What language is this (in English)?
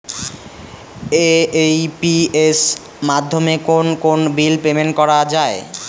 Bangla